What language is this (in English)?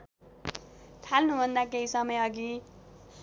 Nepali